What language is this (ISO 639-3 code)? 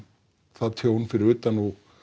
isl